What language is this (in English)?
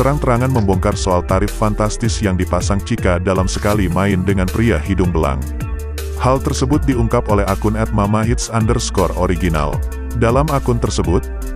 Indonesian